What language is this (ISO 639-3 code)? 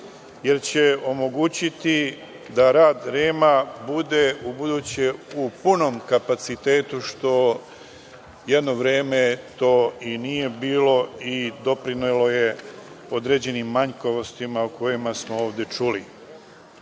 srp